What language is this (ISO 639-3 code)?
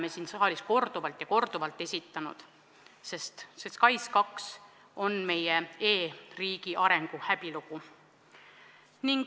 est